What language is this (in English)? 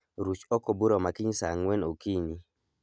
Luo (Kenya and Tanzania)